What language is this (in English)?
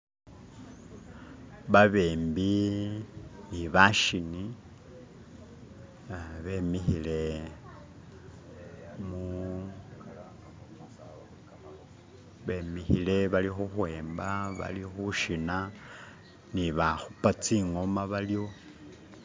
Masaaba